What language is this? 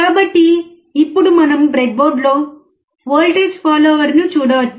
Telugu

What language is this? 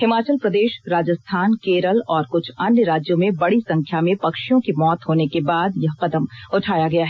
Hindi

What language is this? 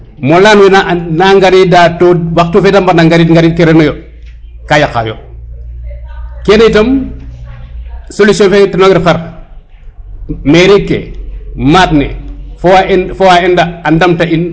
Serer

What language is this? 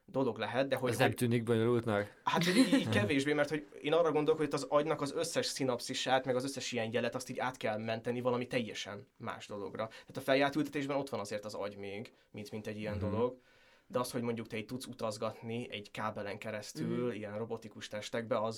Hungarian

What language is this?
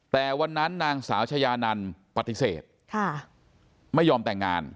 Thai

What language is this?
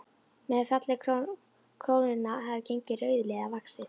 Icelandic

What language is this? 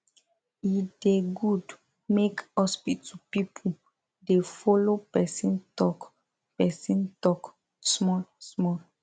Nigerian Pidgin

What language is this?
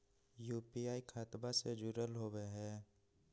Magahi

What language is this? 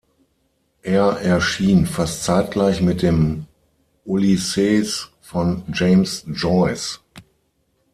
German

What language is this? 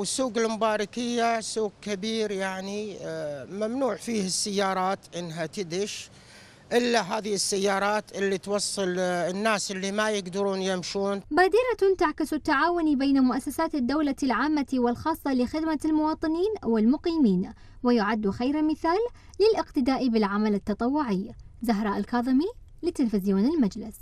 Arabic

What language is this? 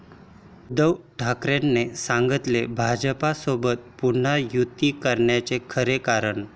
Marathi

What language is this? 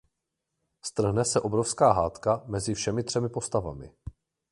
Czech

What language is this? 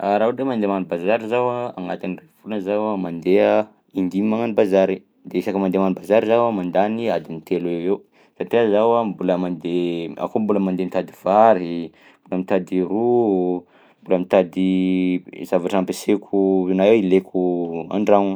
Southern Betsimisaraka Malagasy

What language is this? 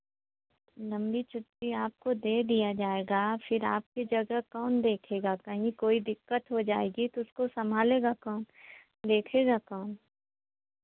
Hindi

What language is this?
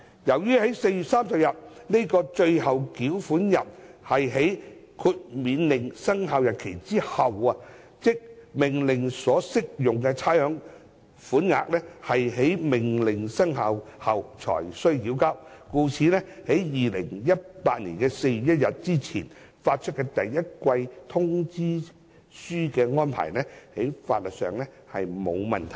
Cantonese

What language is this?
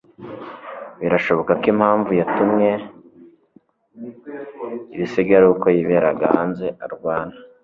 Kinyarwanda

